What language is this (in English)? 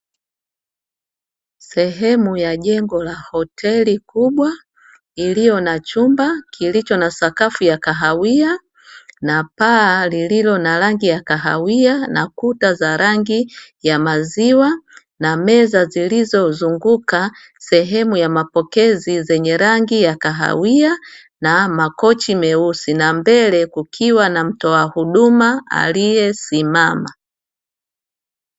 Swahili